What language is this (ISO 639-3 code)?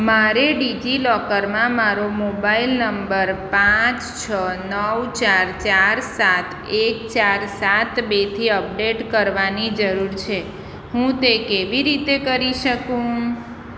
guj